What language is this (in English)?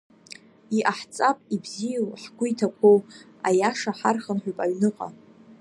Abkhazian